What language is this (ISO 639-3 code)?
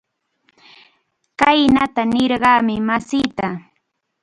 qxu